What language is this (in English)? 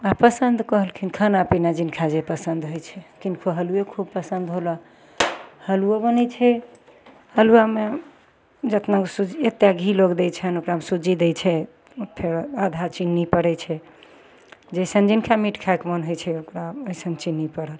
Maithili